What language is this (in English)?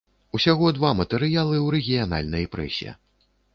Belarusian